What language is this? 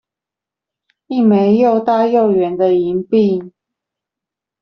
Chinese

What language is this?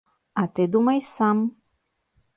Belarusian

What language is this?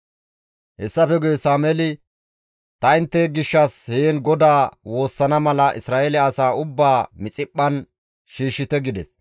Gamo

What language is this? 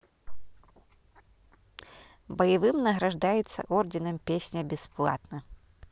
Russian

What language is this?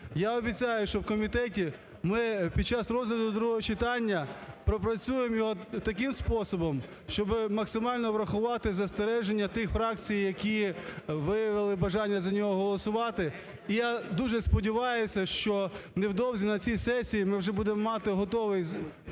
Ukrainian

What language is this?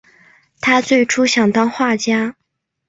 Chinese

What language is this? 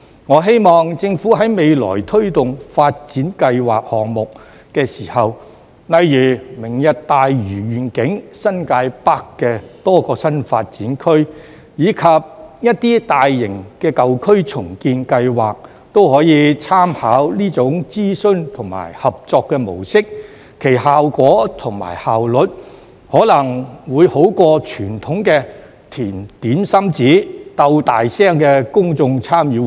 Cantonese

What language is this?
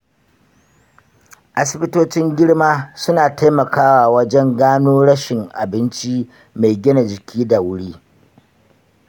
Hausa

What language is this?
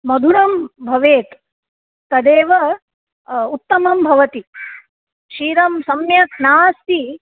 Sanskrit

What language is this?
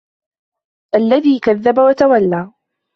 Arabic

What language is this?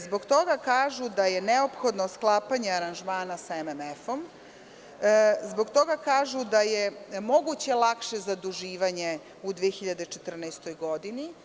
Serbian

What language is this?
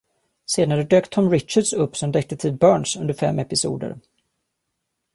Swedish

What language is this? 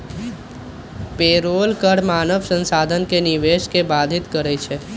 Magahi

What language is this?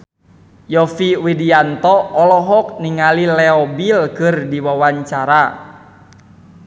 Sundanese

